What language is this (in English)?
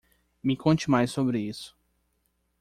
Portuguese